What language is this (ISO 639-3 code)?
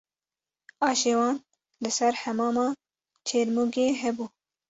kur